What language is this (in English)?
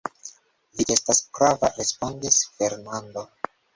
Esperanto